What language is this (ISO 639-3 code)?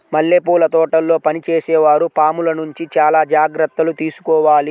tel